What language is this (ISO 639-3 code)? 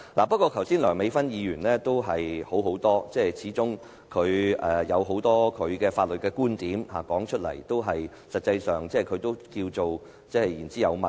yue